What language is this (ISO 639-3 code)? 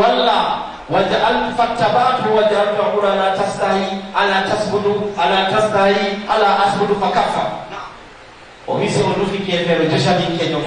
ind